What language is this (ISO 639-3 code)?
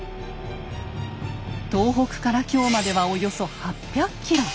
jpn